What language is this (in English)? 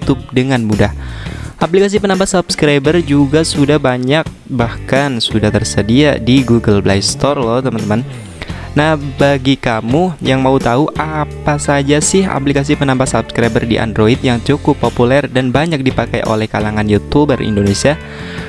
Indonesian